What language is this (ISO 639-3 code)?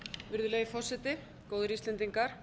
isl